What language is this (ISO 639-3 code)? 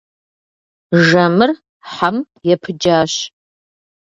kbd